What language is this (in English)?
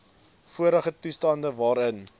Afrikaans